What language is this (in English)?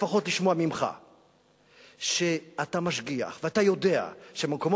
Hebrew